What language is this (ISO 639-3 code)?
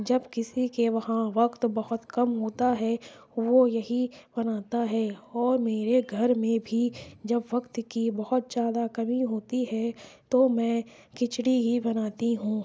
urd